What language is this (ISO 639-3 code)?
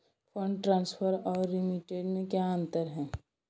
hin